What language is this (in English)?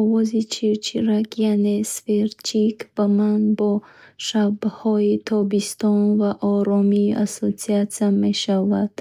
Bukharic